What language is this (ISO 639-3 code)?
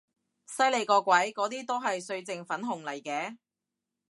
yue